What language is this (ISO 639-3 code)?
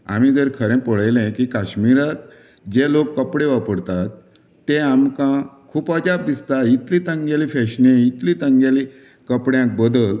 kok